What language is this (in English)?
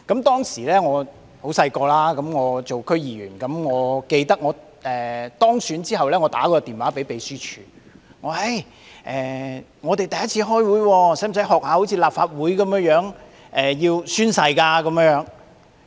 Cantonese